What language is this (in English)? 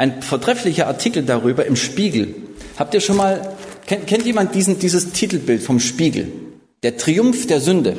German